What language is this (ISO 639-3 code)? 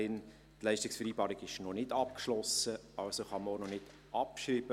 gsw